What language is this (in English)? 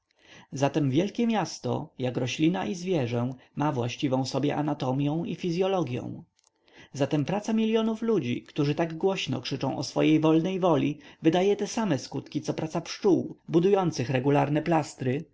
Polish